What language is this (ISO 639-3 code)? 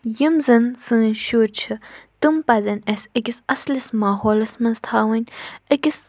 kas